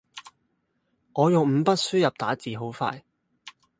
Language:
Cantonese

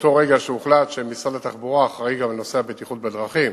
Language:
Hebrew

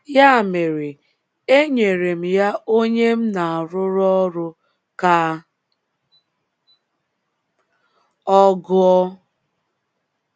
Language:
Igbo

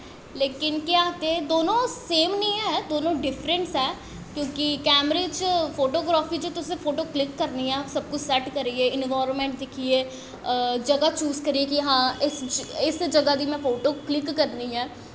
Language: Dogri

